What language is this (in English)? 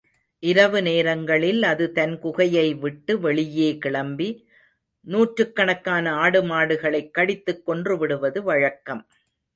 Tamil